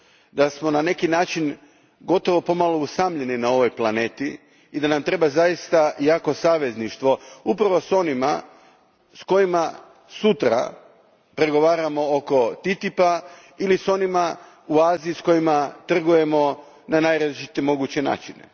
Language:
Croatian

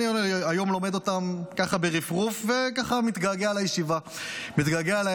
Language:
Hebrew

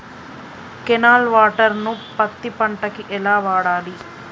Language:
Telugu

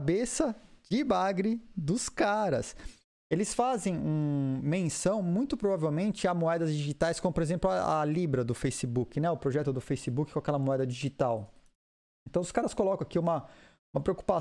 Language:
Portuguese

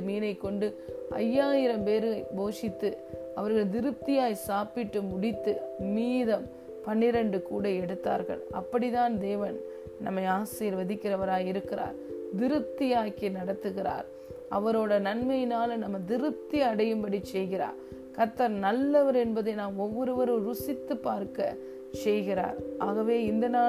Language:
Tamil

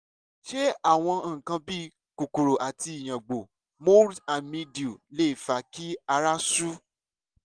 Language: Yoruba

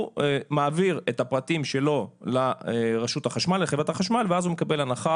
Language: Hebrew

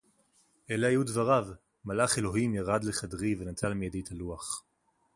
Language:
Hebrew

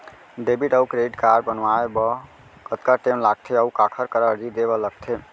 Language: Chhattisgarhi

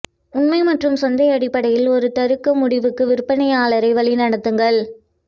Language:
Tamil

